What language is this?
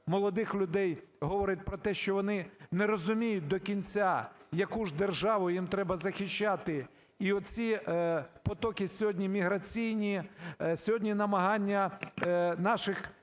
Ukrainian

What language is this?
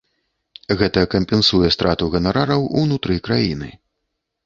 Belarusian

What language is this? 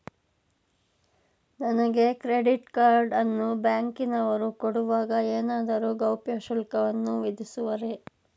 Kannada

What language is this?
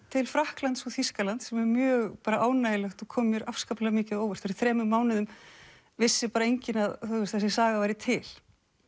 Icelandic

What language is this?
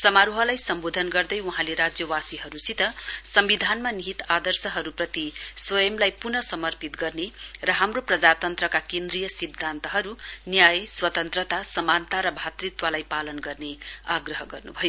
Nepali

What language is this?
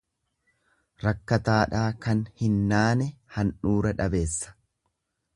Oromo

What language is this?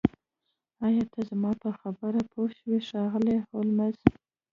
Pashto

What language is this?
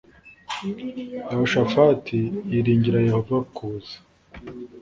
Kinyarwanda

